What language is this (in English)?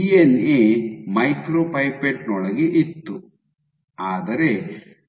Kannada